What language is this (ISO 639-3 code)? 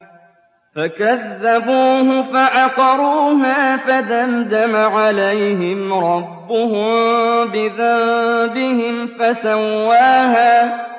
ara